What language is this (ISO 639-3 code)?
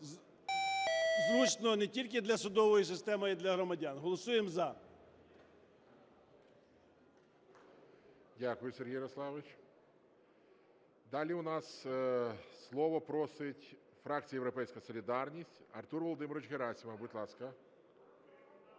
ukr